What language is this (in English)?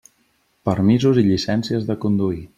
Catalan